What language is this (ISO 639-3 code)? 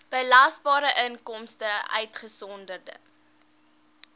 afr